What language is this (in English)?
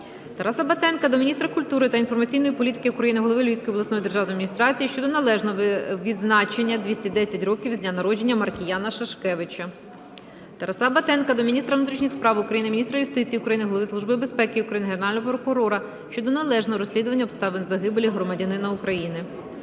Ukrainian